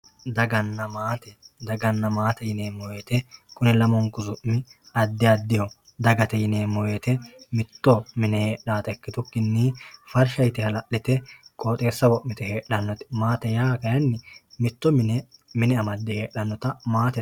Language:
Sidamo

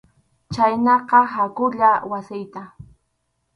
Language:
Arequipa-La Unión Quechua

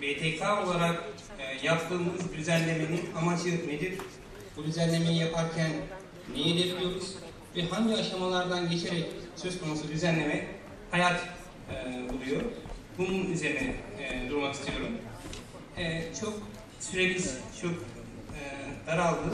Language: Turkish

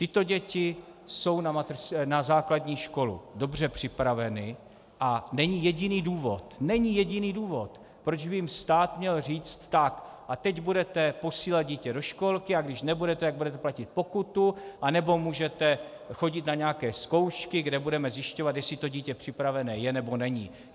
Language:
Czech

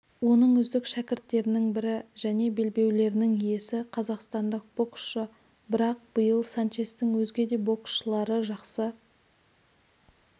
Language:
Kazakh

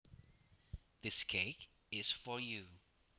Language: Javanese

